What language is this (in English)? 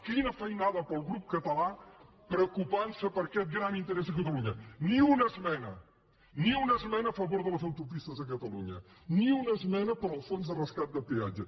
Catalan